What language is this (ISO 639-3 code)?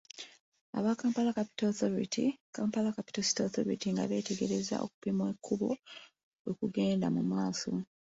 lug